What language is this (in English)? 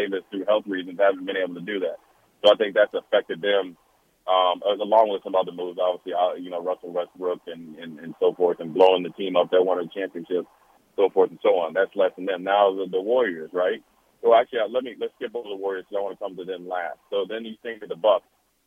English